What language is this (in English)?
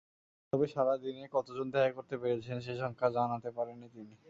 Bangla